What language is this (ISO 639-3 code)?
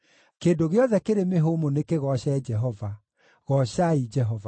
kik